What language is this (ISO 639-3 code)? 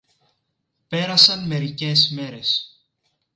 ell